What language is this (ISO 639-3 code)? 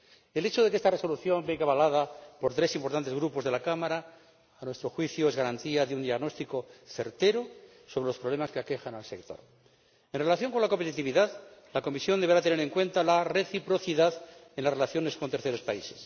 spa